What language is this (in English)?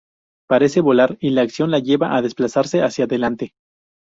Spanish